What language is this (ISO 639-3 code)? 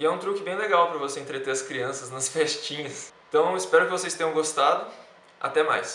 por